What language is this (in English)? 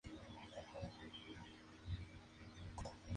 Spanish